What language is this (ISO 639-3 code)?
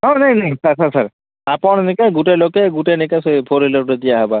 ori